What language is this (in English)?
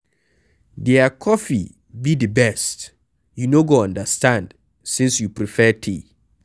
Nigerian Pidgin